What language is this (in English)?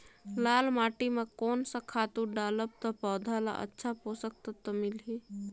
Chhattisgarhi